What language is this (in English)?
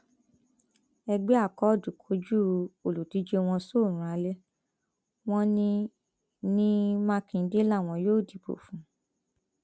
Yoruba